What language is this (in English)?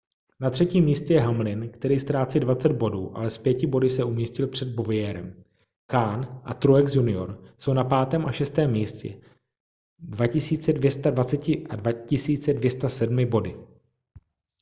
Czech